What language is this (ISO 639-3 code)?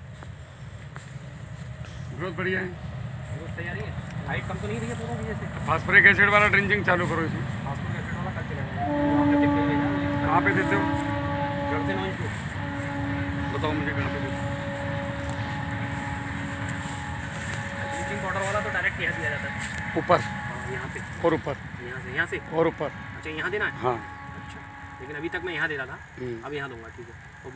hin